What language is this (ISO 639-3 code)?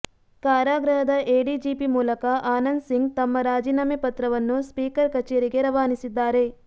kan